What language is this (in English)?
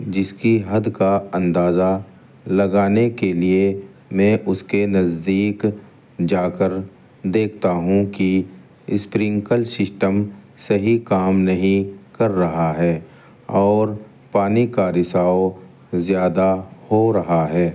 Urdu